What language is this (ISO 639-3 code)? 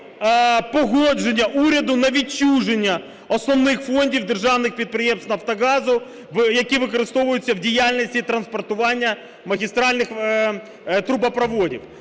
ukr